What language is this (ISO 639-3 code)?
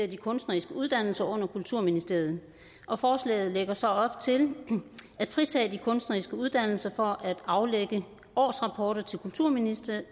dan